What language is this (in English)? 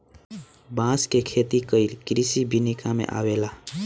Bhojpuri